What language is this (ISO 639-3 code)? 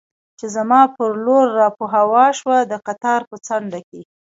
pus